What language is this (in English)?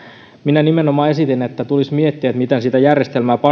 Finnish